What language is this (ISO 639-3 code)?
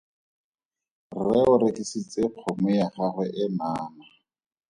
tsn